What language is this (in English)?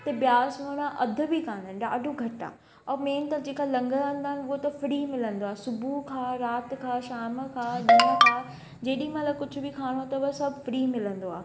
Sindhi